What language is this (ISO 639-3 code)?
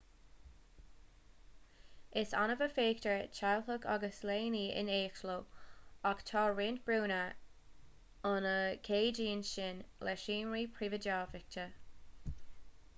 gle